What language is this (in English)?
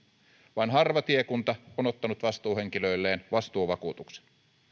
Finnish